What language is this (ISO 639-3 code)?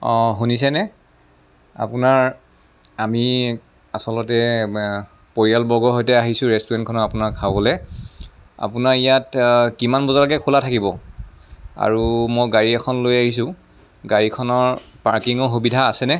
asm